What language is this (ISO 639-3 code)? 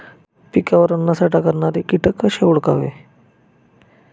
mar